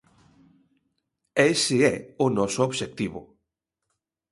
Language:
Galician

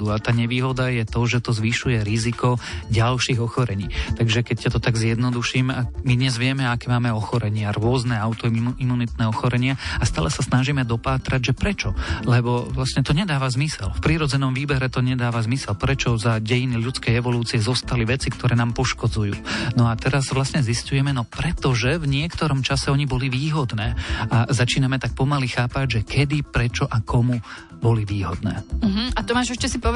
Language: Slovak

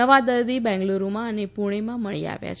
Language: Gujarati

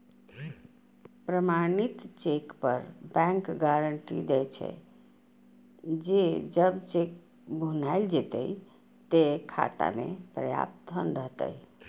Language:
Maithili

